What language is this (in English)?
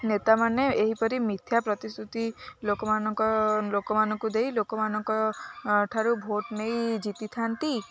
Odia